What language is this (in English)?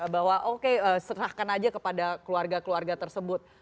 Indonesian